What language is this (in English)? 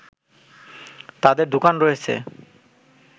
Bangla